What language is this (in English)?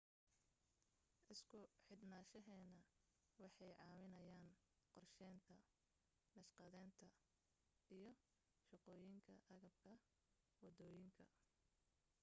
Somali